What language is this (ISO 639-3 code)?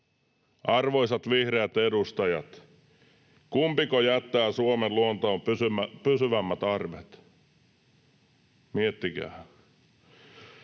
fin